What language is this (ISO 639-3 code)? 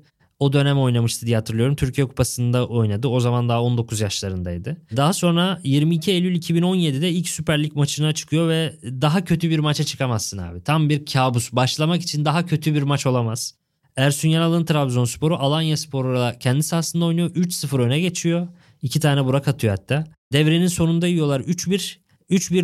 tur